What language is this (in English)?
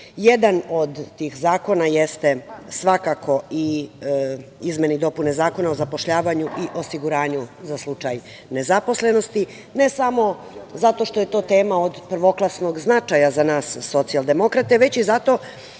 Serbian